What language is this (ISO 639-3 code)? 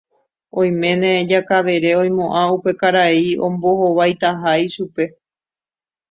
grn